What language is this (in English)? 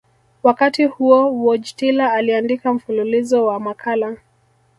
Swahili